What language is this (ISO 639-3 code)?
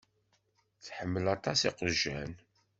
kab